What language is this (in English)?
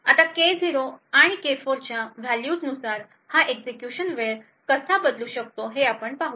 Marathi